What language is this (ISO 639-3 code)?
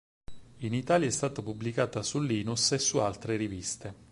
ita